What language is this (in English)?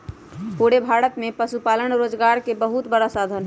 Magahi